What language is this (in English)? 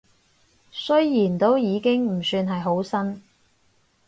Cantonese